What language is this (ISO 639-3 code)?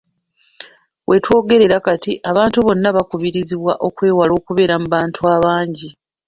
lug